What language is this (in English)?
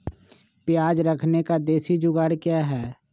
Magahi